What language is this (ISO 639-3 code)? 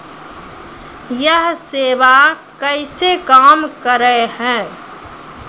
mai